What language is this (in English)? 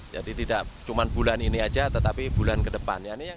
Indonesian